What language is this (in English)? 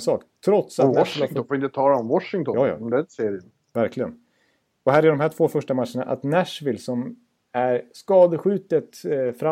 Swedish